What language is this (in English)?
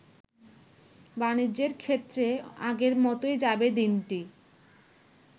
Bangla